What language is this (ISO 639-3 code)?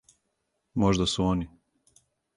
srp